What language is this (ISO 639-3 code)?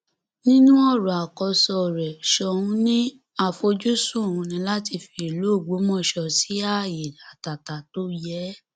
yor